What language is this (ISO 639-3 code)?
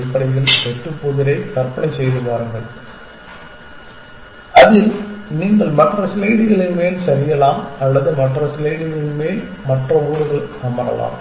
tam